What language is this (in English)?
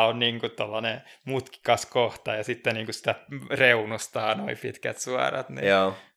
Finnish